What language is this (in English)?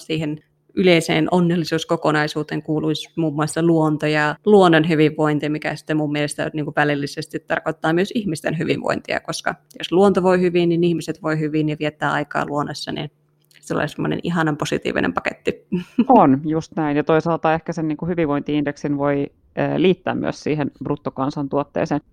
Finnish